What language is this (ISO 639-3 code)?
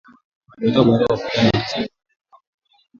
swa